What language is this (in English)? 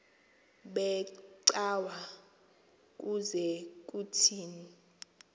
Xhosa